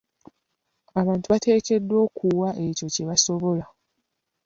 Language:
Ganda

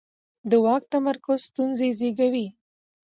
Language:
Pashto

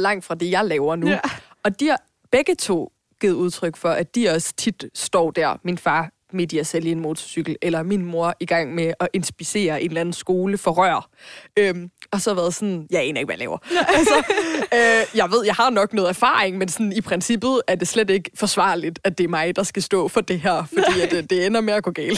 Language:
Danish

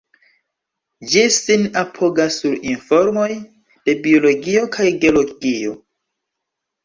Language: Esperanto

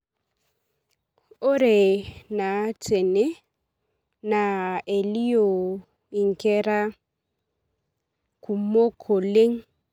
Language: Masai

